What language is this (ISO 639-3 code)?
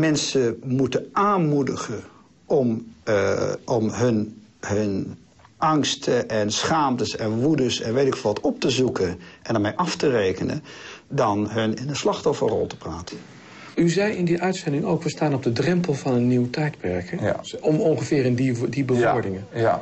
nld